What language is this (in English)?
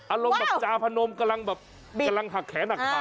Thai